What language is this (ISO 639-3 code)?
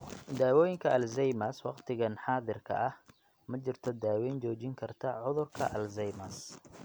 som